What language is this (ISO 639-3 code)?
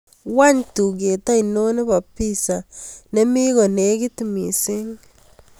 kln